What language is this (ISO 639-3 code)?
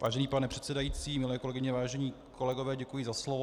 ces